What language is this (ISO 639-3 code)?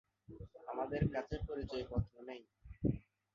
ben